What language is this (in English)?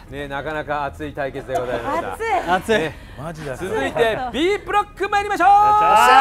Japanese